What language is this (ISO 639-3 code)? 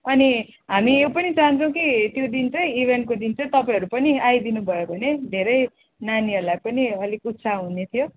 nep